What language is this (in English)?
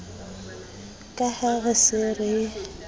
Southern Sotho